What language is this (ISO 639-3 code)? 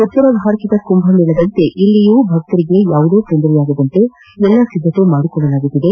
kan